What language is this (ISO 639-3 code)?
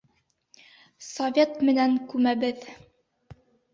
bak